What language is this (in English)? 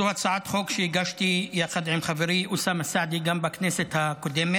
Hebrew